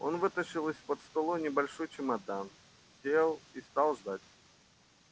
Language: Russian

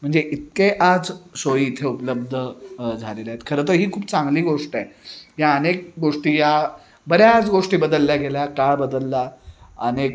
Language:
Marathi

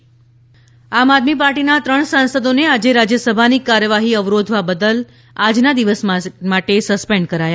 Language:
Gujarati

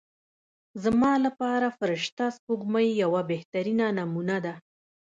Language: Pashto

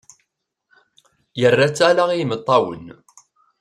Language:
Kabyle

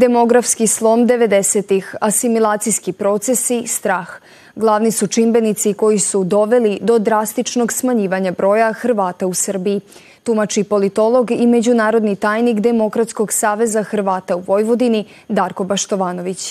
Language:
Croatian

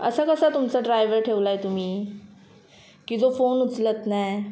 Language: Marathi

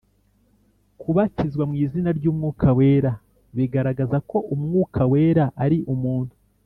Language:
Kinyarwanda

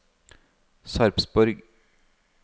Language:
Norwegian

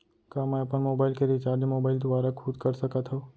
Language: Chhattisgarhi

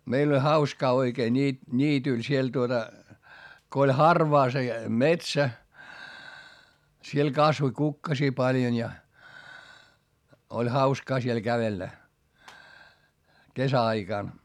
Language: Finnish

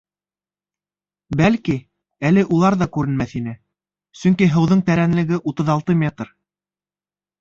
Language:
Bashkir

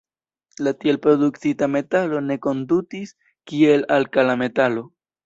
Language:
Esperanto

